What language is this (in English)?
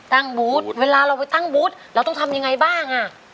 Thai